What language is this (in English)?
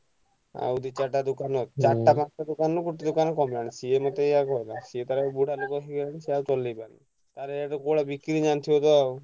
Odia